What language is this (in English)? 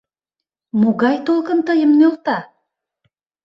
Mari